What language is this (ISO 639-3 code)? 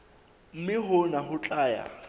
sot